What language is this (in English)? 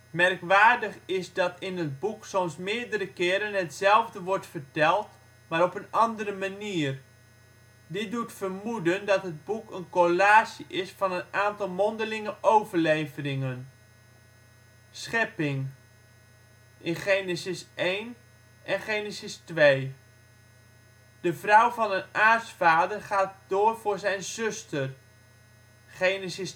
Dutch